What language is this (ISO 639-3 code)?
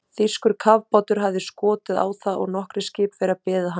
isl